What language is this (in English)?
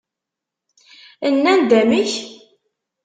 Kabyle